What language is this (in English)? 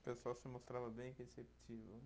Portuguese